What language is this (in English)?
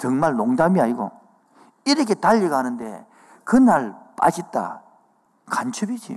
Korean